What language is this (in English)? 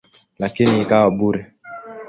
Swahili